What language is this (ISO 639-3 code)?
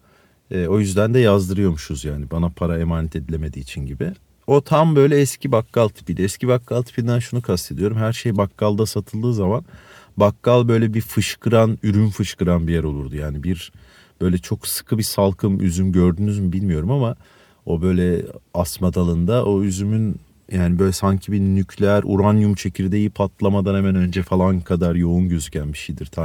tur